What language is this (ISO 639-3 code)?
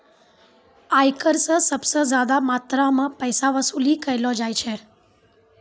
mai